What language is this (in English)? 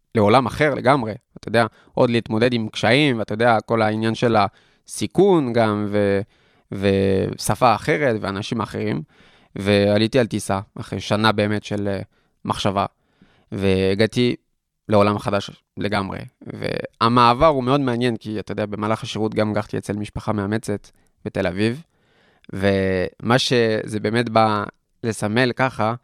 Hebrew